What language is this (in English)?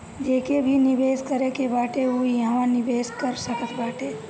Bhojpuri